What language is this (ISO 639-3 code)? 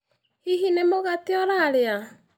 kik